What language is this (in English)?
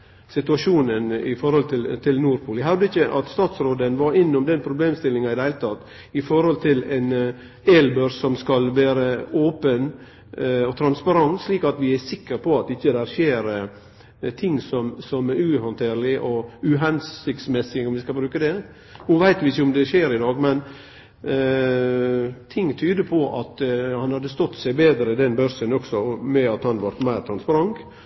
Norwegian Nynorsk